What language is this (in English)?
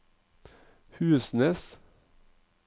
Norwegian